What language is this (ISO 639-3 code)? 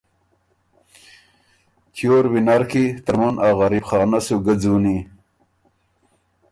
oru